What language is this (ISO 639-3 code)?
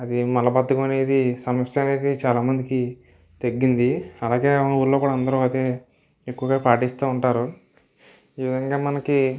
tel